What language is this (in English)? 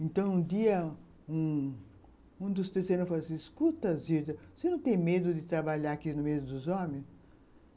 Portuguese